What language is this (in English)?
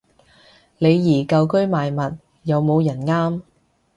Cantonese